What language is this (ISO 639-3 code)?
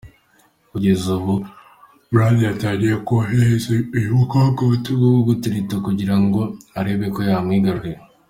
kin